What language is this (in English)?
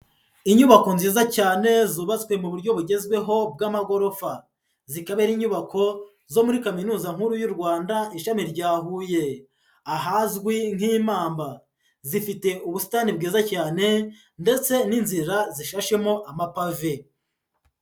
Kinyarwanda